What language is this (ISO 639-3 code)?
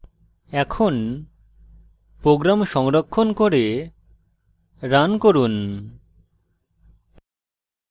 ben